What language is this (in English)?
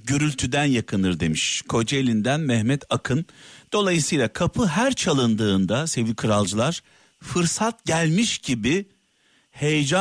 Turkish